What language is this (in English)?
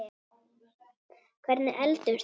Icelandic